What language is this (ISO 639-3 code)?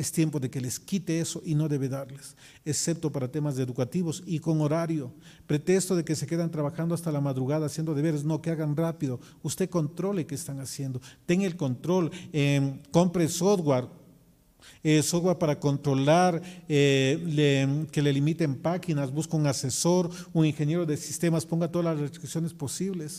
spa